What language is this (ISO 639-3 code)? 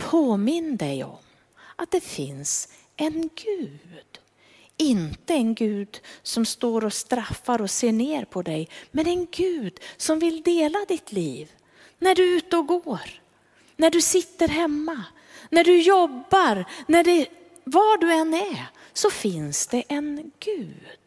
swe